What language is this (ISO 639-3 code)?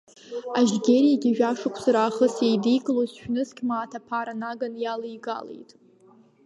abk